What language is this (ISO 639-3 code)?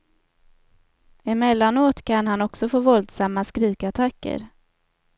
swe